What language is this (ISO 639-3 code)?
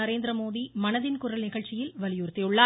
tam